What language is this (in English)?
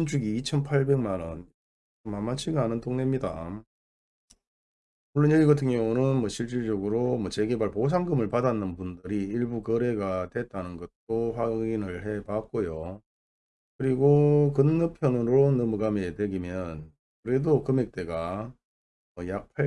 Korean